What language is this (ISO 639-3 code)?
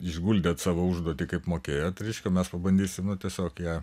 lit